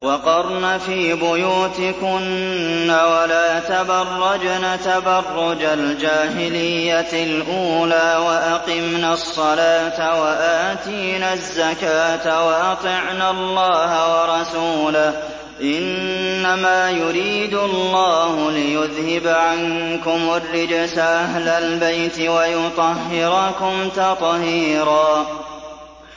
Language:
Arabic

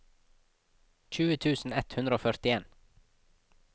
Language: Norwegian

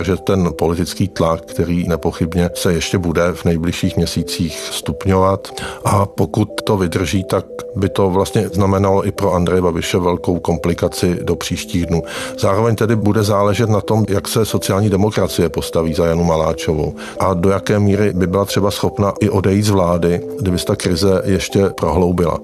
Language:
Czech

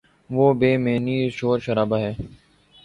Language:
Urdu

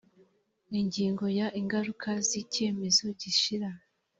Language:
Kinyarwanda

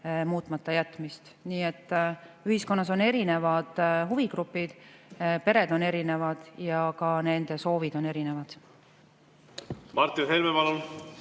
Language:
Estonian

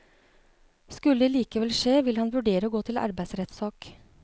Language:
Norwegian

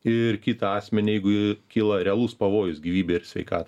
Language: Lithuanian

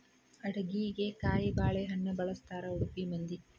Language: Kannada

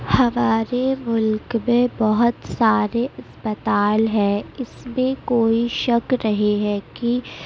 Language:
Urdu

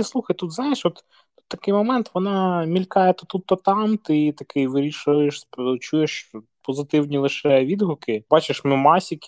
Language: Ukrainian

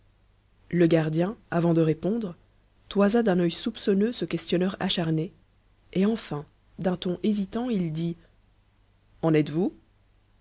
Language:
French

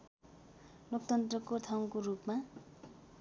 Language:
Nepali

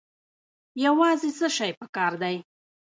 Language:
Pashto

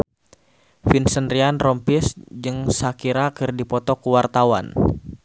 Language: Sundanese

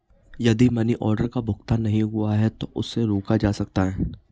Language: Hindi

